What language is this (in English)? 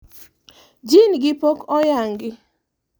Luo (Kenya and Tanzania)